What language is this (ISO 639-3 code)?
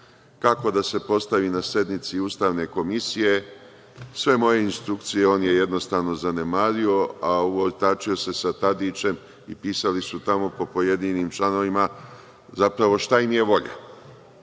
srp